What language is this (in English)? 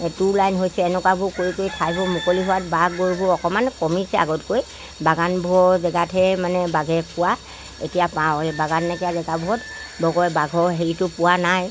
Assamese